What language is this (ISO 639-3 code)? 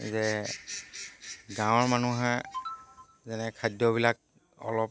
asm